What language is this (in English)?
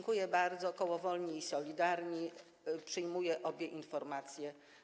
Polish